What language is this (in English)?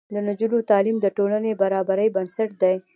Pashto